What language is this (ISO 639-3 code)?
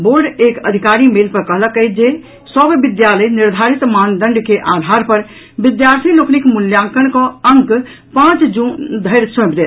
mai